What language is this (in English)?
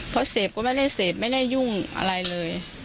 Thai